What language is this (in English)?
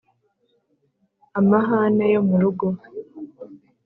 Kinyarwanda